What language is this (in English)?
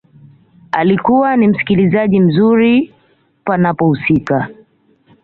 Swahili